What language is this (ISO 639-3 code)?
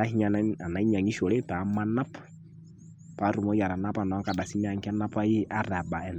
mas